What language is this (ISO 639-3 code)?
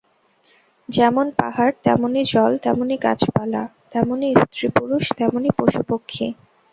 ben